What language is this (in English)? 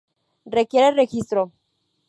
Spanish